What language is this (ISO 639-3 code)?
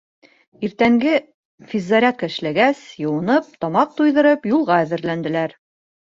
bak